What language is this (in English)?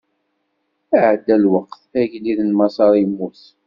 Kabyle